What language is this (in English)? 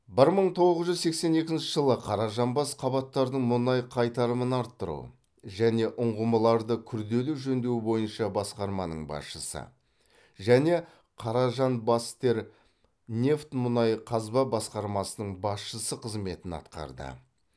Kazakh